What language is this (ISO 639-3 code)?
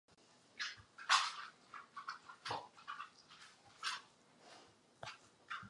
ces